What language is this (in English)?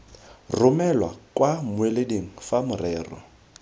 Tswana